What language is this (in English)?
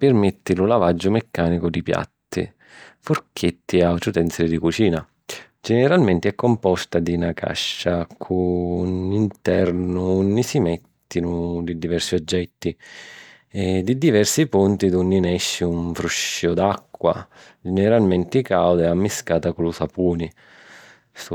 Sicilian